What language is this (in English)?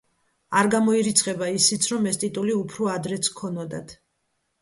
Georgian